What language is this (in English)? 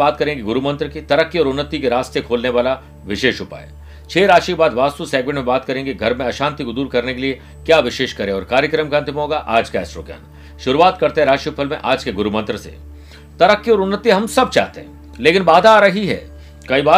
Hindi